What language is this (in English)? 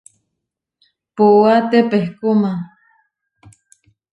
Huarijio